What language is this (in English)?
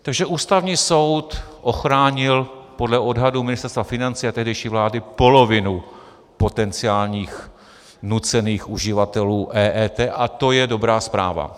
Czech